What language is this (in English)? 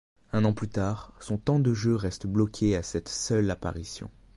French